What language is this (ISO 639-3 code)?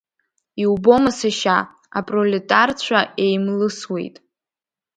abk